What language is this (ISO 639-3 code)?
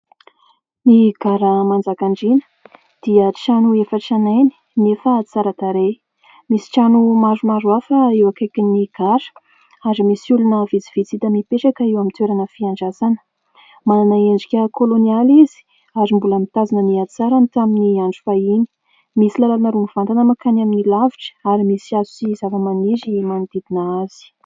mlg